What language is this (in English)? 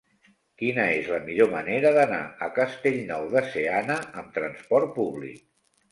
Catalan